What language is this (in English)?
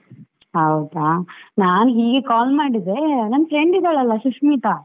Kannada